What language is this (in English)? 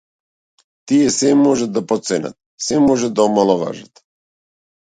Macedonian